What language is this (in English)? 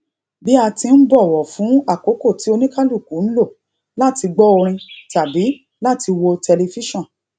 Yoruba